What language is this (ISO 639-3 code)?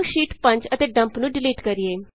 pan